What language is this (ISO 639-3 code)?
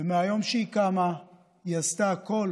heb